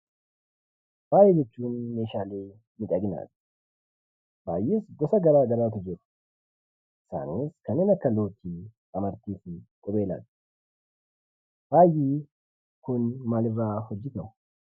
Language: Oromo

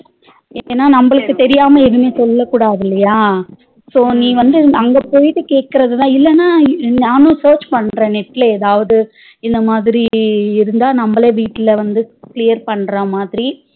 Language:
Tamil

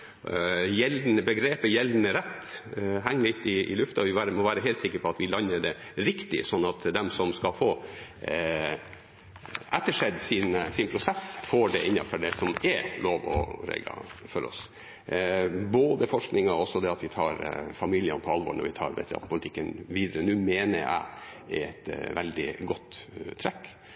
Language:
Norwegian Bokmål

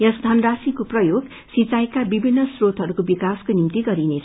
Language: Nepali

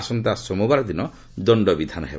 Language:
Odia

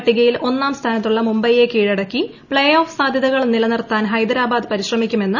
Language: Malayalam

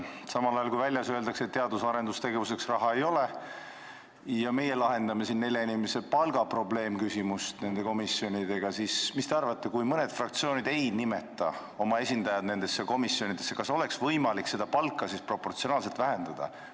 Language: Estonian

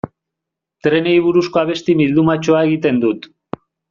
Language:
Basque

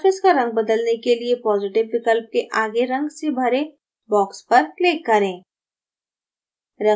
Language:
Hindi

